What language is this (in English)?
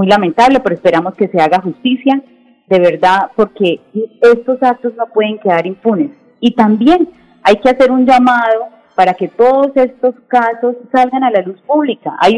Spanish